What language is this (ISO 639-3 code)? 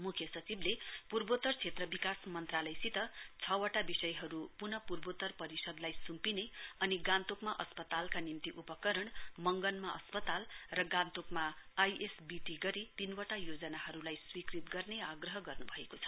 nep